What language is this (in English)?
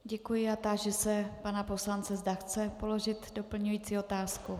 Czech